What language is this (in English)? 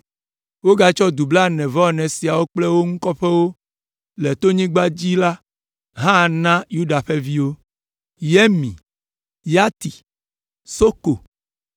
Ewe